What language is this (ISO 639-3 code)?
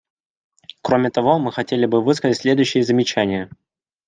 rus